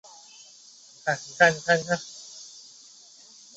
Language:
Chinese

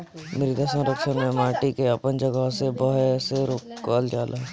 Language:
Bhojpuri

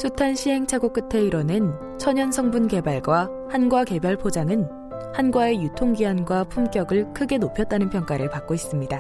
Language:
Korean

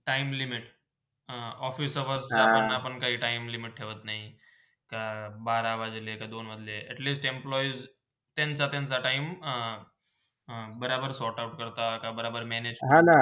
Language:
Marathi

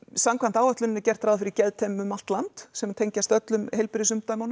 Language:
Icelandic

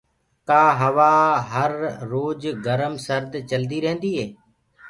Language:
Gurgula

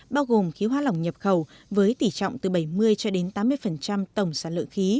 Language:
Vietnamese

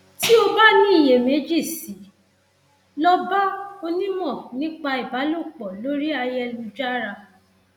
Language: Yoruba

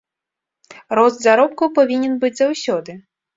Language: Belarusian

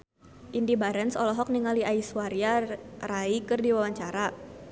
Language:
Sundanese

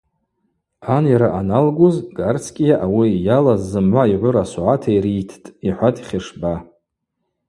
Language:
Abaza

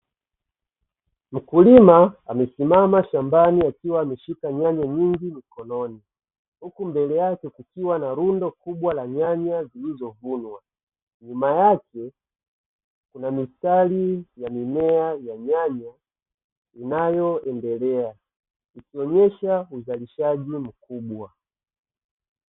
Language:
Swahili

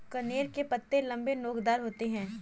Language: Hindi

